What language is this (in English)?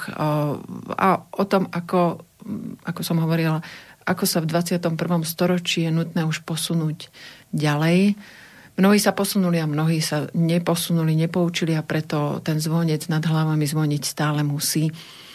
Slovak